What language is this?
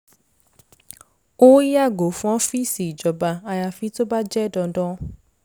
Yoruba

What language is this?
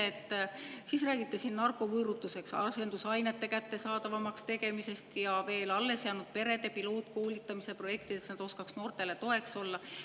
Estonian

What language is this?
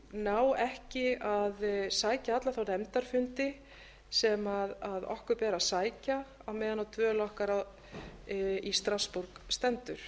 Icelandic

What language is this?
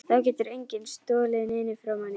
Icelandic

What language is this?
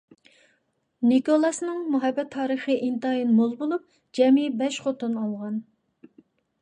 Uyghur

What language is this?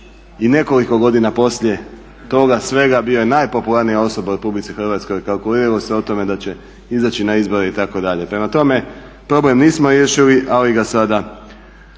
Croatian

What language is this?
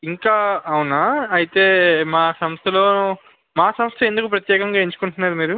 Telugu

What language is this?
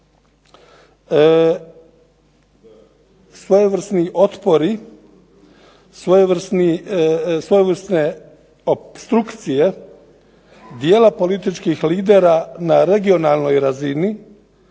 Croatian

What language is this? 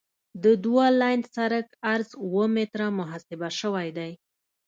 Pashto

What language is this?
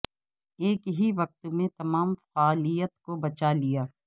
Urdu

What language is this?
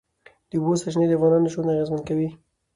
Pashto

